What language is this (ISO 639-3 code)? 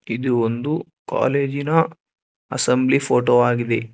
kan